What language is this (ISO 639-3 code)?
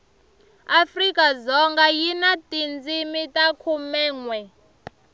tso